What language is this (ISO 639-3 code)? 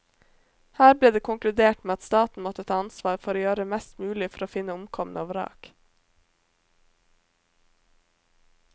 nor